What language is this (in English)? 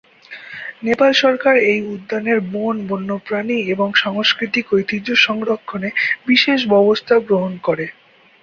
Bangla